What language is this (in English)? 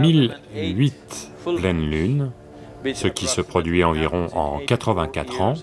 French